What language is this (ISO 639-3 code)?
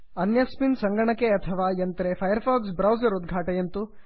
san